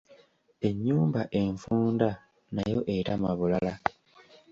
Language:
Ganda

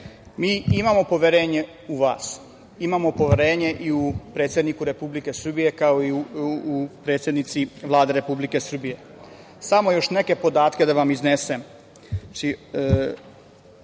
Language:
Serbian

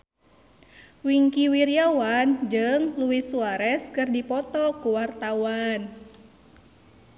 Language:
Sundanese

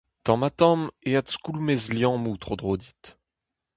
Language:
Breton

